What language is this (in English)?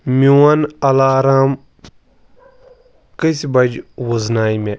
Kashmiri